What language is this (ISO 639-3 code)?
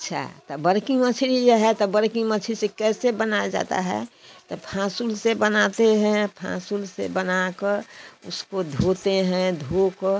hin